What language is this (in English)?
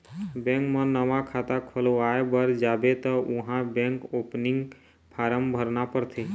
Chhattisgarhi